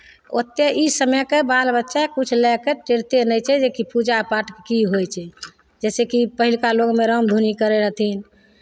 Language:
Maithili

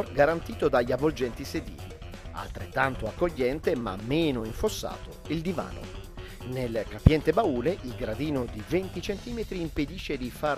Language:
Italian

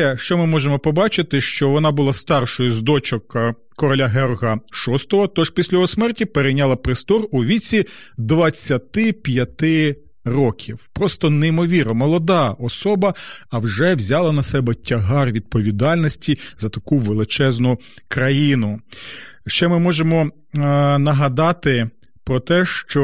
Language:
Ukrainian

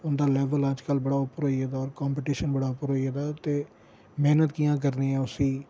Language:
Dogri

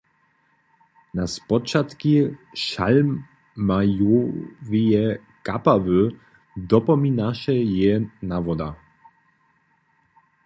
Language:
Upper Sorbian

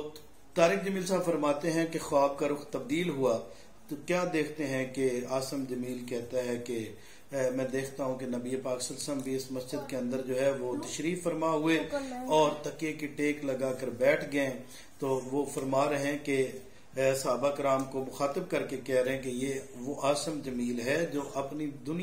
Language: Hindi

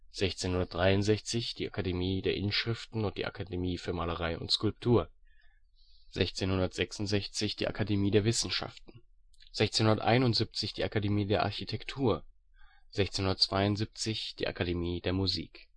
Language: German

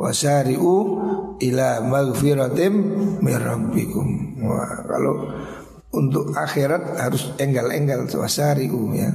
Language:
Indonesian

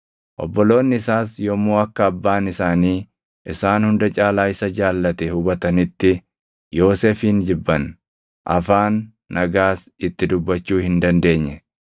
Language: Oromo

